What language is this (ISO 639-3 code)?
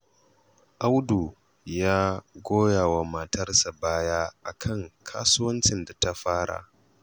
hau